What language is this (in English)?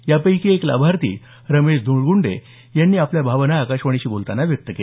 Marathi